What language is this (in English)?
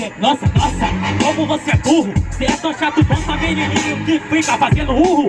Portuguese